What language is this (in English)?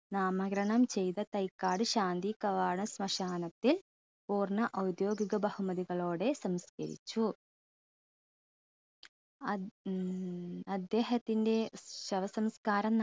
Malayalam